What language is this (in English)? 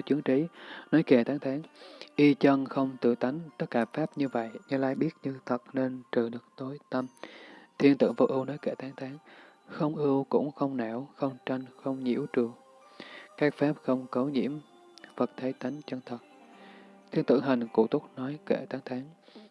Vietnamese